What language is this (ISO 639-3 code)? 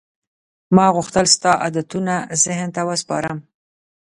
pus